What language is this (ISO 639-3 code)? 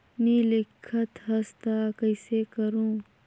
hne